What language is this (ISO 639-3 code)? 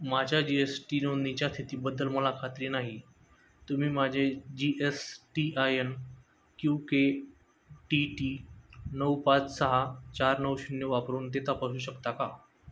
mar